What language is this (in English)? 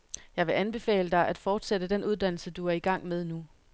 Danish